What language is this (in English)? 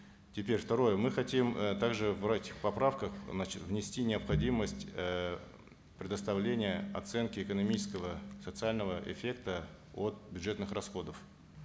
Kazakh